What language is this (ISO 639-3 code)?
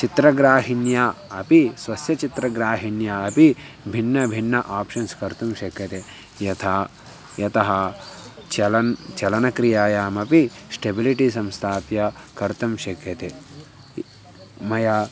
san